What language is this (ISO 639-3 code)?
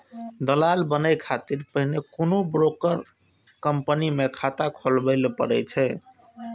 mai